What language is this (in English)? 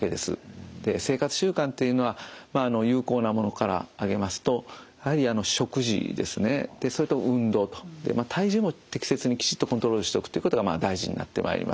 Japanese